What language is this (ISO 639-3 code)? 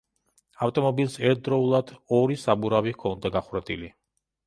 kat